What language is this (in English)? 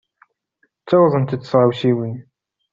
Kabyle